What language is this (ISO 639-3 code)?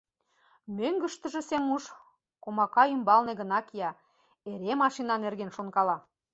chm